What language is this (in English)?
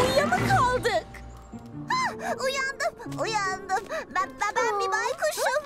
Turkish